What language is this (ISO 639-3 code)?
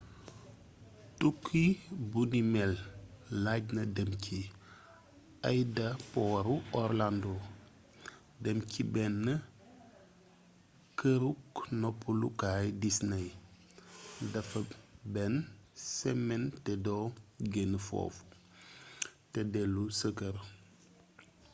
wol